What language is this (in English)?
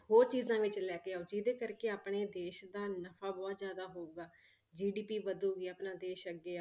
Punjabi